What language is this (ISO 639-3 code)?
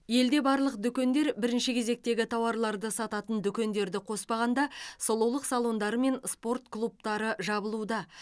kaz